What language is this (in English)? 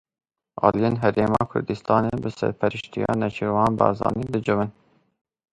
Kurdish